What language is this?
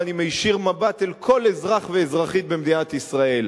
Hebrew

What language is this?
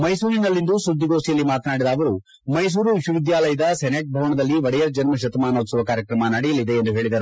Kannada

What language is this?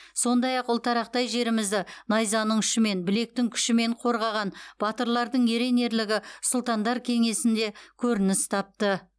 Kazakh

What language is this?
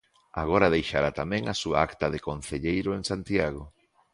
Galician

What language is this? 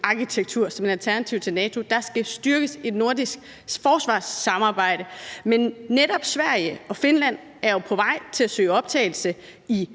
Danish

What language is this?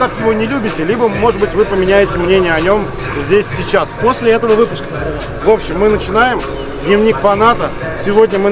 Russian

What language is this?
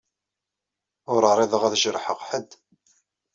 Kabyle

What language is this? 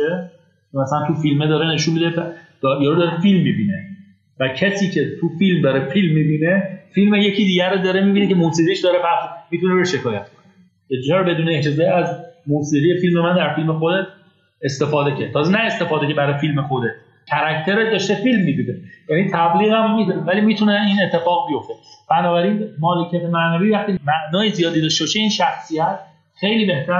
Persian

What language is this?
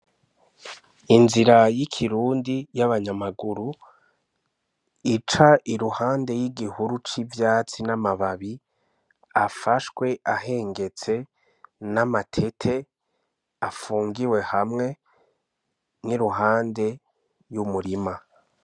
Rundi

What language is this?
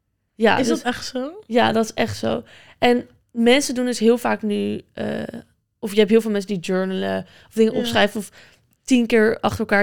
Dutch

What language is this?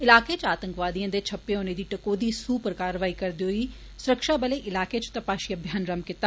Dogri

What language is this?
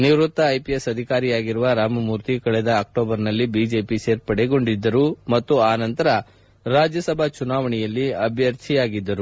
Kannada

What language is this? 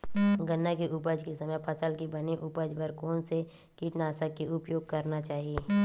Chhattisgarhi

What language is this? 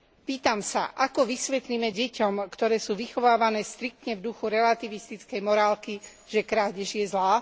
Slovak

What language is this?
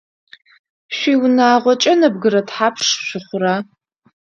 Adyghe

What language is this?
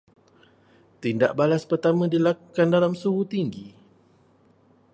Malay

